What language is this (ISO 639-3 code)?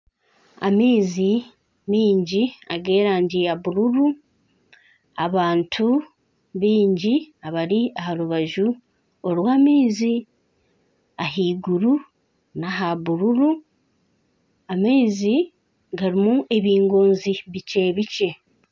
nyn